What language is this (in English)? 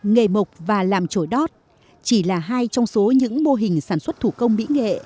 Vietnamese